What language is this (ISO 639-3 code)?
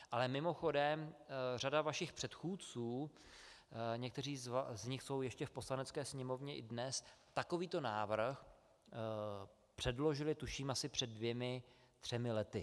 ces